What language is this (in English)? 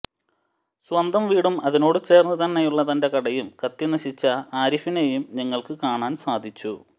Malayalam